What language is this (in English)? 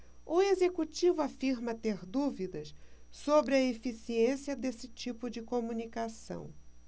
Portuguese